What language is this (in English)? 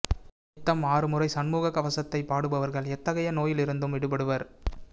Tamil